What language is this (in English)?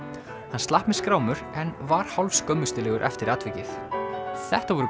Icelandic